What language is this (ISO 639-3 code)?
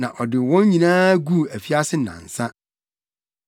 aka